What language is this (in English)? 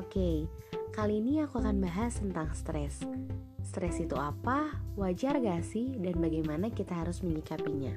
Indonesian